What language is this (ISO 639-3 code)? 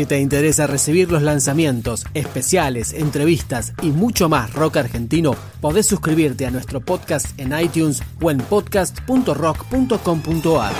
spa